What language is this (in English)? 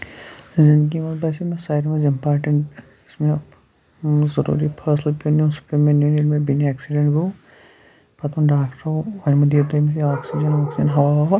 Kashmiri